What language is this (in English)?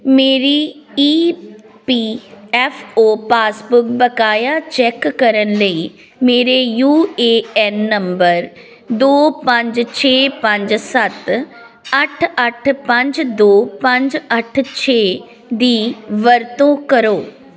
Punjabi